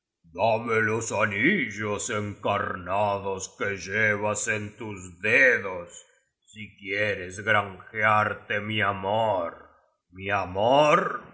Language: Spanish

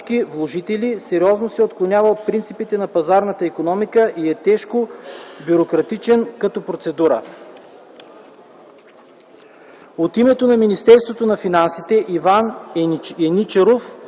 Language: Bulgarian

